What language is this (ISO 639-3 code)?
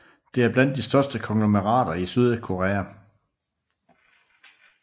dan